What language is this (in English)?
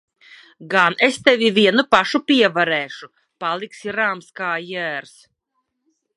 Latvian